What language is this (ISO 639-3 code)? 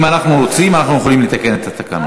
heb